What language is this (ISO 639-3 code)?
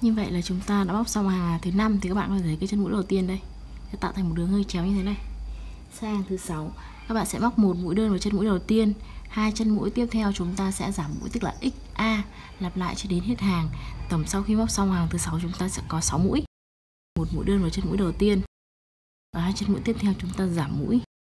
vie